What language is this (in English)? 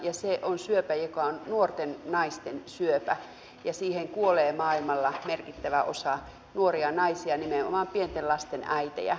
Finnish